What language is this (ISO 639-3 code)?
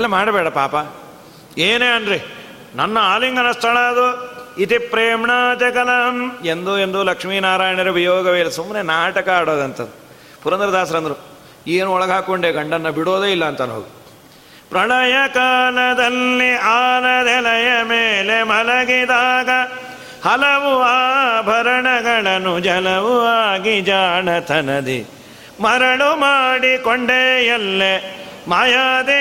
kan